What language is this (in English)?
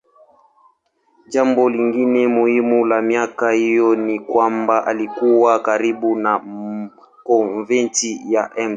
Swahili